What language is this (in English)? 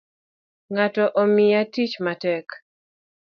Luo (Kenya and Tanzania)